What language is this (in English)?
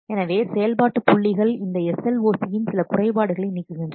Tamil